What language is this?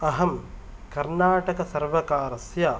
Sanskrit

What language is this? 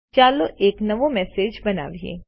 Gujarati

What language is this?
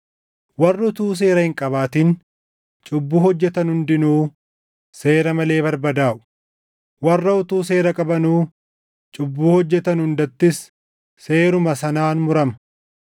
Oromo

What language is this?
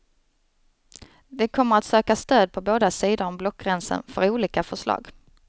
Swedish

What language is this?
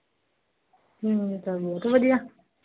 Punjabi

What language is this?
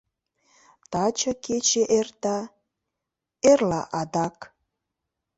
Mari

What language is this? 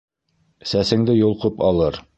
Bashkir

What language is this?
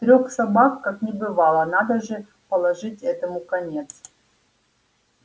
Russian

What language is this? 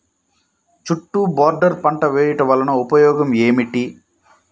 Telugu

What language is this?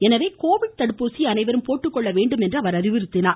Tamil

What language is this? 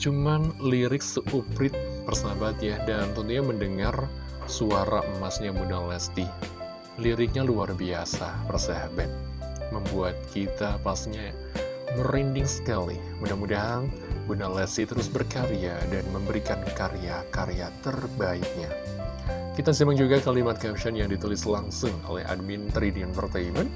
Indonesian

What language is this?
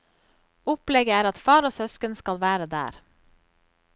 Norwegian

